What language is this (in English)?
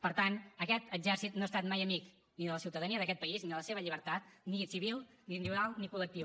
Catalan